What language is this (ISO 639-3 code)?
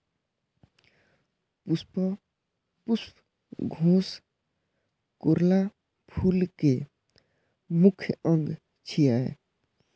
mai